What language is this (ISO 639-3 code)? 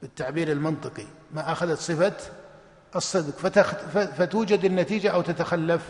ara